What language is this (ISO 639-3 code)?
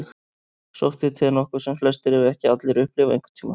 isl